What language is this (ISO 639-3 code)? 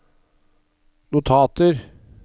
nor